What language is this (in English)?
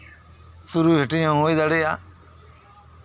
Santali